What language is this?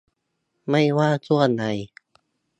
Thai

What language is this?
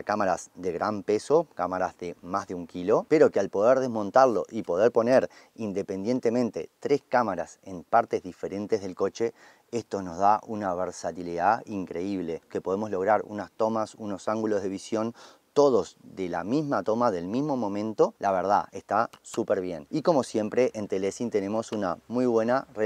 Spanish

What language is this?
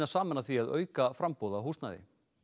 Icelandic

